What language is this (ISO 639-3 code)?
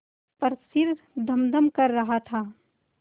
hin